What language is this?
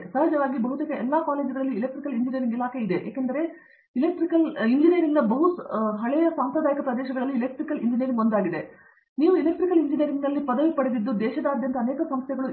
Kannada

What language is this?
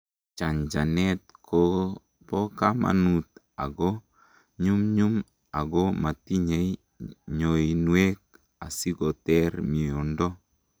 Kalenjin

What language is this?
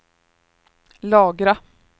Swedish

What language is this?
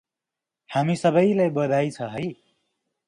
Nepali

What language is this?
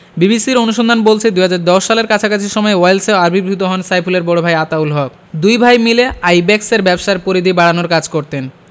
Bangla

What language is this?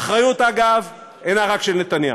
Hebrew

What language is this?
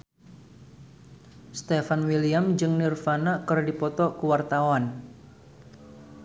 Sundanese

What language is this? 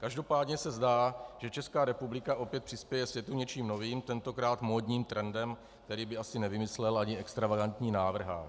Czech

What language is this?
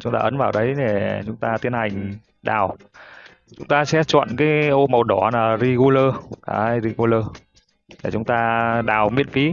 Vietnamese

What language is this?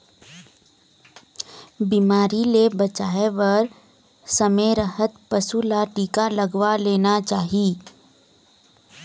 Chhattisgarhi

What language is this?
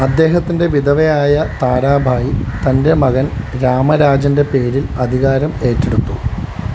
Malayalam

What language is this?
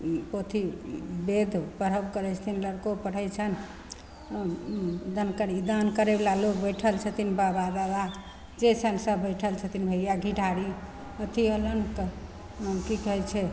Maithili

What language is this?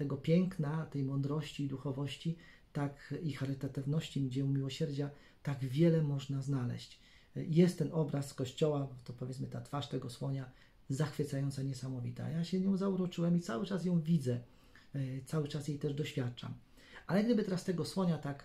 Polish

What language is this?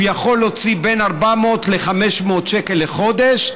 Hebrew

